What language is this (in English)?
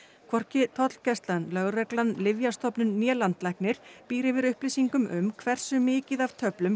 Icelandic